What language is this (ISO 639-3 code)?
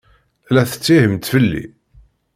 kab